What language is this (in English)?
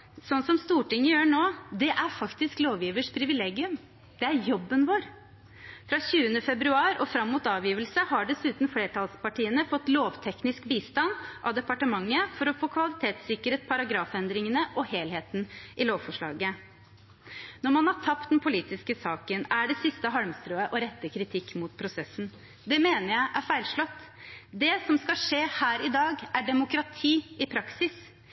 Norwegian Bokmål